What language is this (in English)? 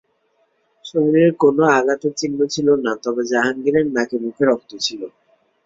Bangla